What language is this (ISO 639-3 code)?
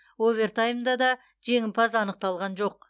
kaz